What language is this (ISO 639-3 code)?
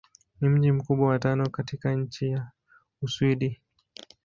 swa